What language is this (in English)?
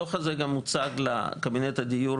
Hebrew